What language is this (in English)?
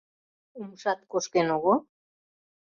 Mari